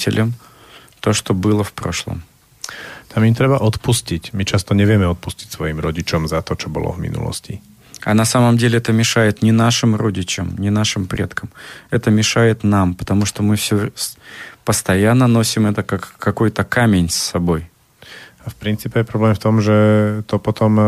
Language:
Slovak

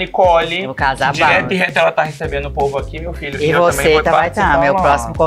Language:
Portuguese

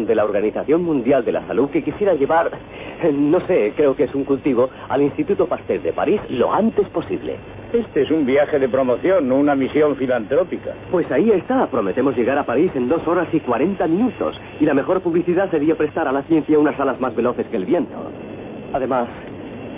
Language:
Spanish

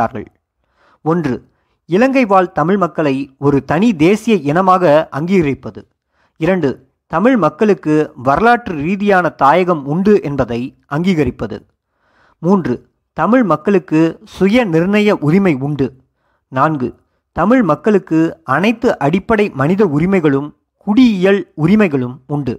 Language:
Tamil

